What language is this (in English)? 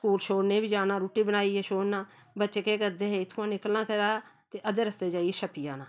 Dogri